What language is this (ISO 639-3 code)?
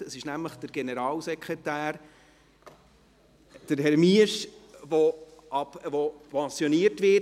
gsw